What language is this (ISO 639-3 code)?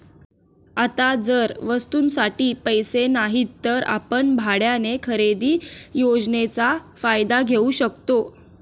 mar